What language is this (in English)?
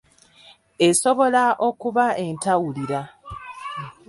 Ganda